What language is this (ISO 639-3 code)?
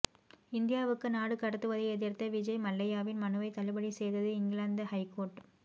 tam